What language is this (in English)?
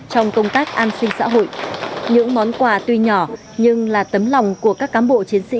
Vietnamese